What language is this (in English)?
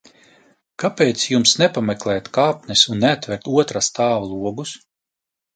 Latvian